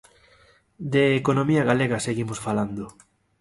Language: Galician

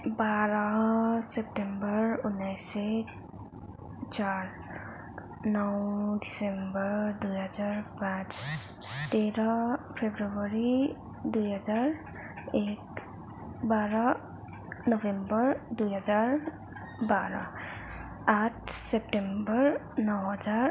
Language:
Nepali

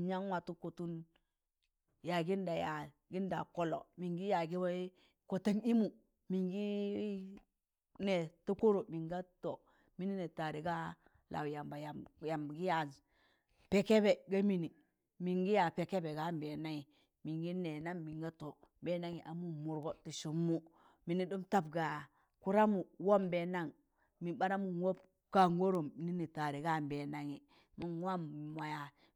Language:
Tangale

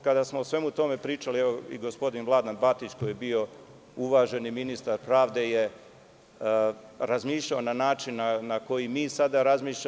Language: Serbian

